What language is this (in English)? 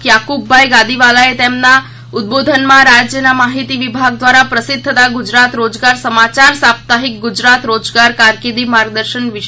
Gujarati